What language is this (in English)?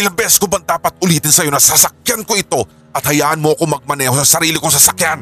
Filipino